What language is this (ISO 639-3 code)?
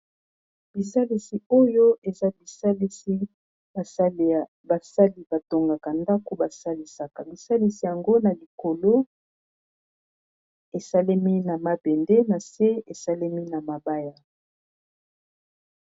lin